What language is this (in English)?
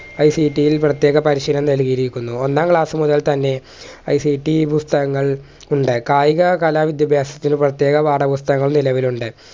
Malayalam